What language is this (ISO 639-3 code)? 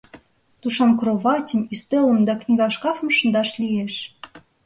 chm